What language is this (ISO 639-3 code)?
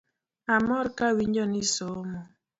luo